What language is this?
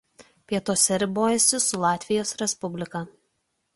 Lithuanian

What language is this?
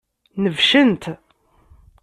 Kabyle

